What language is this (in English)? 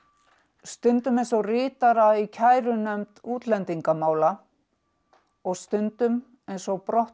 Icelandic